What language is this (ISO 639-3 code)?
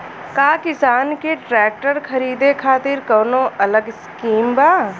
bho